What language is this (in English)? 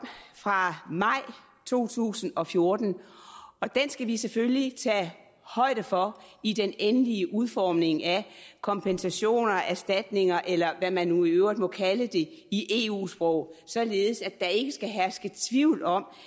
Danish